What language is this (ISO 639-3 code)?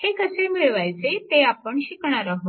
mar